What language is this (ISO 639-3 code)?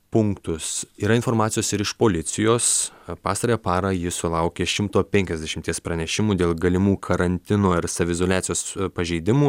lit